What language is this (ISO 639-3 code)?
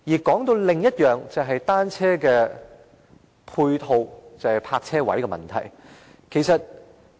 yue